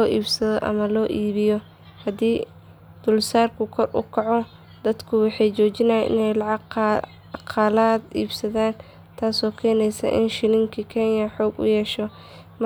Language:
Somali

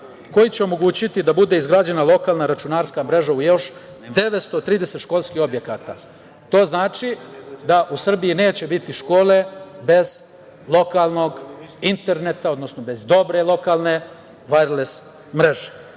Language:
Serbian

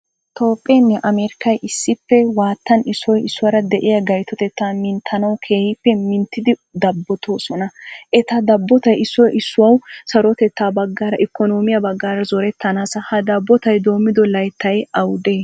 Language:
Wolaytta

